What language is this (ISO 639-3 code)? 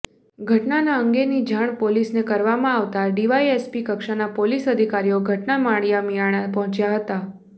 guj